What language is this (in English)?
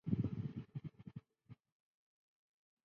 Chinese